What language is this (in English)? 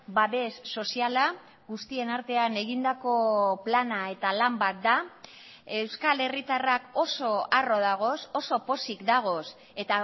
Basque